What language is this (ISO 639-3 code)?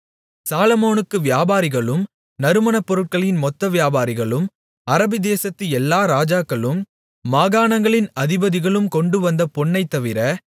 tam